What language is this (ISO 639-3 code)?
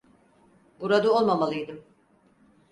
tur